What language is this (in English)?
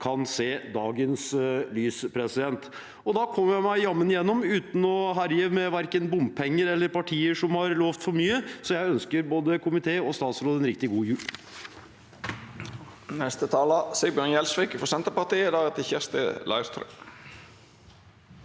Norwegian